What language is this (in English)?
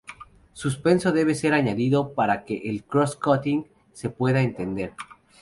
Spanish